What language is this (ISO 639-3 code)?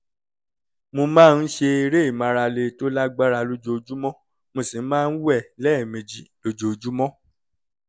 yor